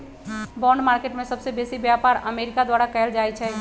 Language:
Magahi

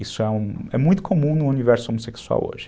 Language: Portuguese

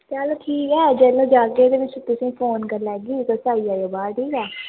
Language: Dogri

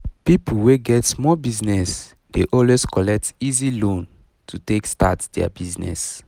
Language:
Nigerian Pidgin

